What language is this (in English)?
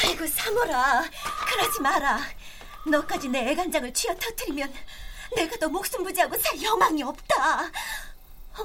Korean